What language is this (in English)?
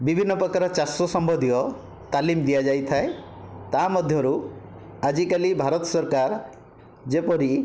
Odia